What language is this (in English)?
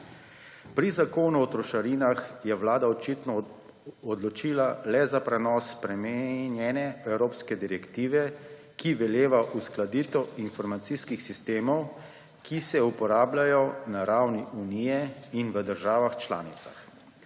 Slovenian